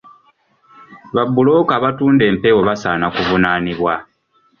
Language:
Ganda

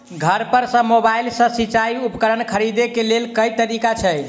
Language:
Maithili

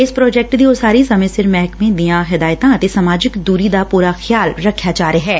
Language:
Punjabi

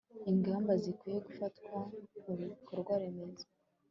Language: Kinyarwanda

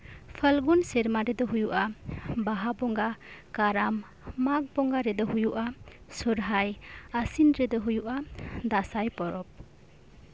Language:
Santali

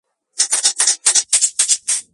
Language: Georgian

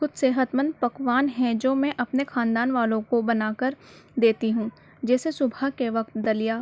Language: Urdu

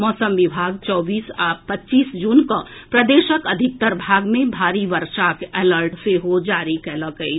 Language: Maithili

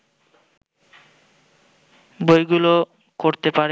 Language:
Bangla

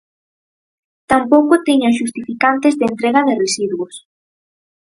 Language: Galician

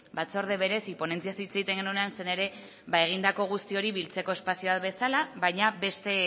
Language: Basque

